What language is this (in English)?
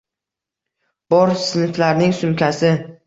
Uzbek